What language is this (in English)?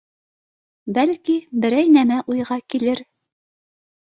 Bashkir